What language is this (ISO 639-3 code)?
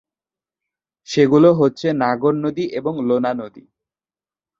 ben